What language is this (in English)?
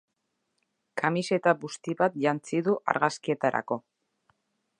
Basque